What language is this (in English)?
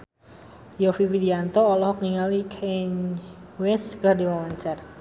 Sundanese